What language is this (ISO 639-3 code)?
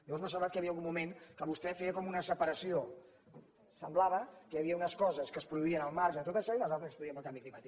cat